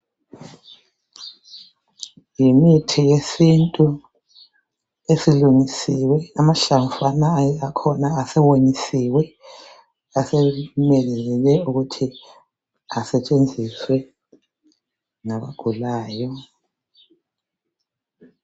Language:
North Ndebele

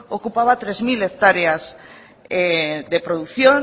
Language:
Spanish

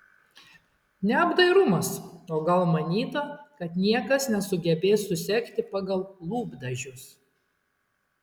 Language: Lithuanian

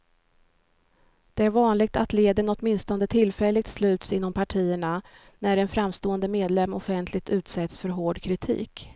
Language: Swedish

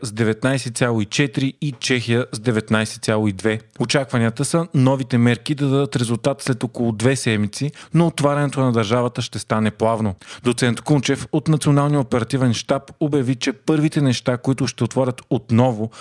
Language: Bulgarian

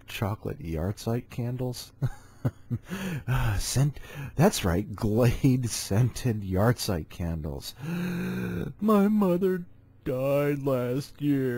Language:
English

